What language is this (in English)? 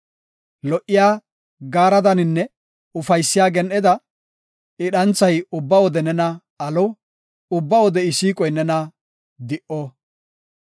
Gofa